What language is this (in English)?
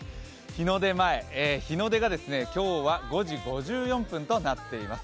Japanese